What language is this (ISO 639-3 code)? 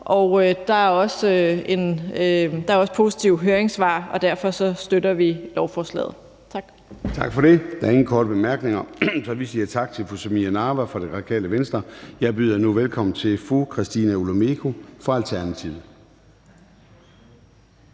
dan